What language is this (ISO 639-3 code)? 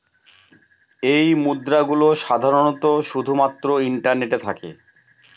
ben